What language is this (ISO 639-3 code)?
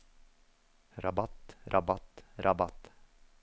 nor